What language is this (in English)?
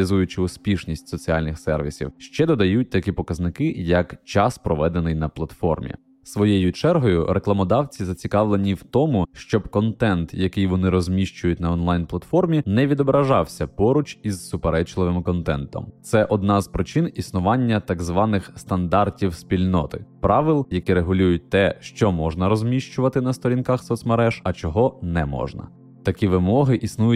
Ukrainian